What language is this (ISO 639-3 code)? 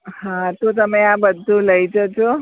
guj